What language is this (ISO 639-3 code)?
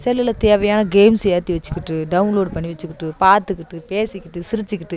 tam